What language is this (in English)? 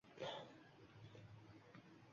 Uzbek